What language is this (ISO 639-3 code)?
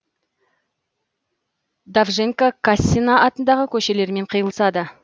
kaz